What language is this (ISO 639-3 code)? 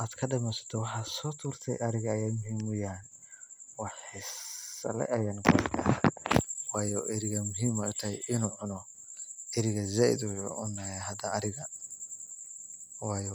som